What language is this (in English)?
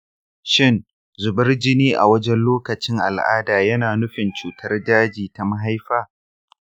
Hausa